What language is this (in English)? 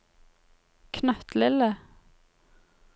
Norwegian